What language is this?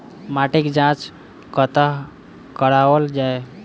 Maithili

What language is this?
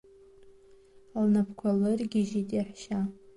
Abkhazian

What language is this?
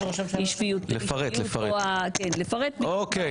Hebrew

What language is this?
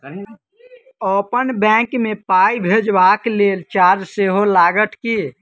Maithili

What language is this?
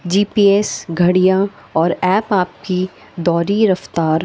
Urdu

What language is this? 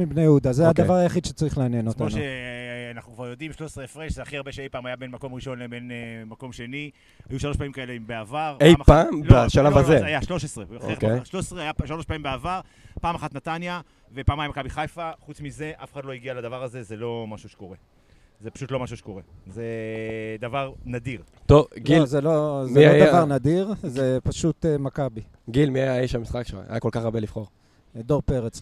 Hebrew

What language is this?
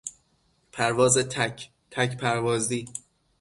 Persian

